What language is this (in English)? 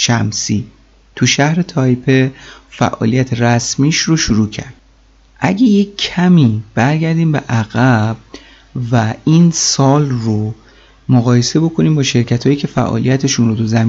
Persian